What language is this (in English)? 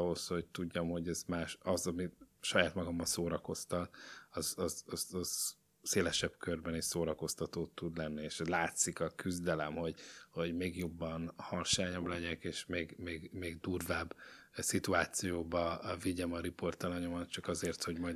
Hungarian